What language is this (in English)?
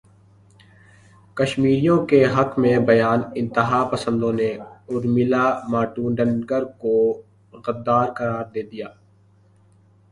Urdu